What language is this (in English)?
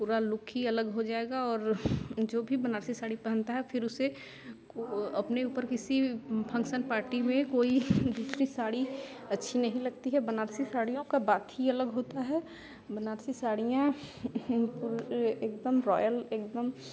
Hindi